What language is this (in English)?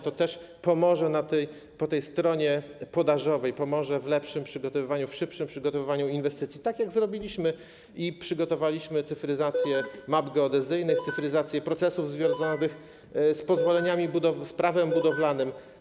Polish